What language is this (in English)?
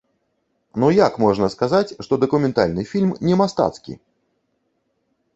Belarusian